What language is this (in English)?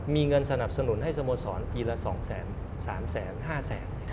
Thai